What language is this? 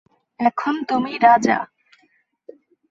Bangla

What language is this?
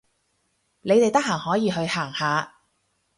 Cantonese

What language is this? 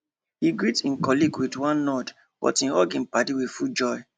Nigerian Pidgin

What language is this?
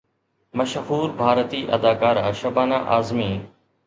Sindhi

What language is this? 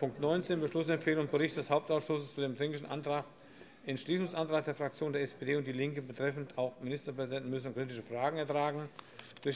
German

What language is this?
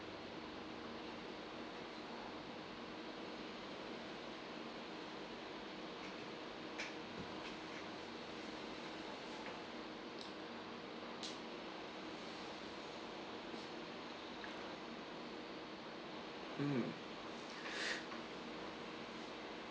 English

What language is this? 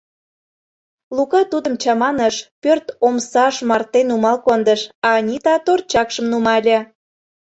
Mari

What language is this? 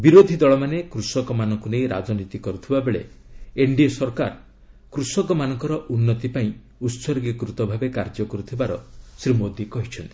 Odia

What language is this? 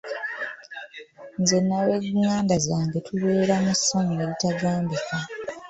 Ganda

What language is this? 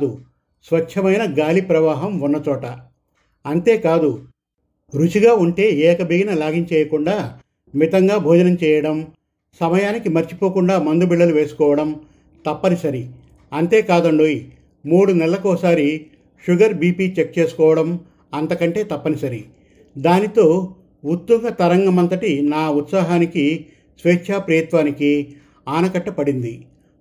Telugu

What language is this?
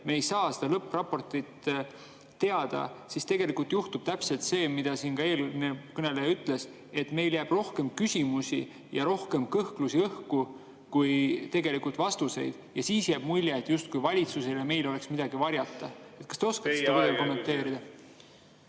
Estonian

